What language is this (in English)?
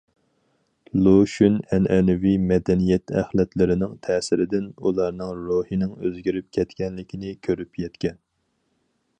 Uyghur